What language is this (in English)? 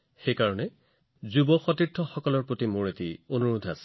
Assamese